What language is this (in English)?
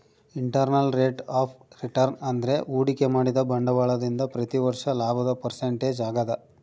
Kannada